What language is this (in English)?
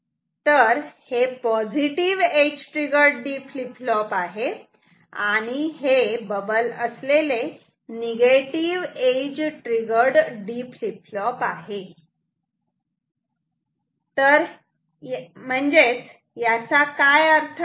Marathi